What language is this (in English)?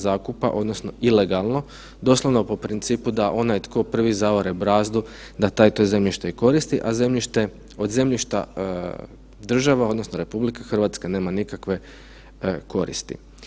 Croatian